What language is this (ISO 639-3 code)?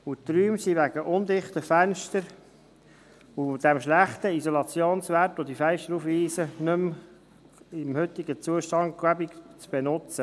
gsw